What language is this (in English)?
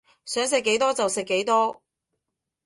Cantonese